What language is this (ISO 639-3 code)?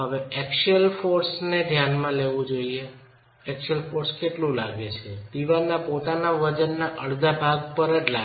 guj